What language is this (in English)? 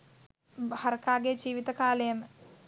Sinhala